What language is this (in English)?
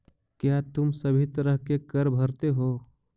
Magahi